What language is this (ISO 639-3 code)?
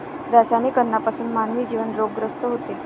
mar